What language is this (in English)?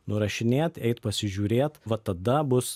Lithuanian